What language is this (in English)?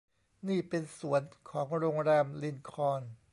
Thai